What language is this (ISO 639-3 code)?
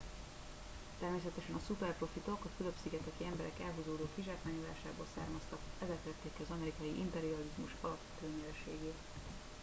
hun